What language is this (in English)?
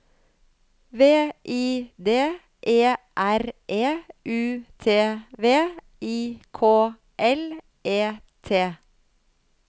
Norwegian